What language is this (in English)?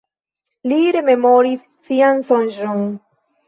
Esperanto